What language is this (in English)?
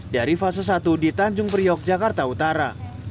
Indonesian